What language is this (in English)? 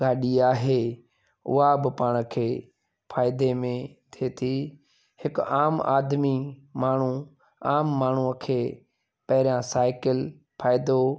Sindhi